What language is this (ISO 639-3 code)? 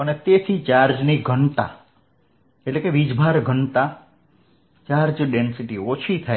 guj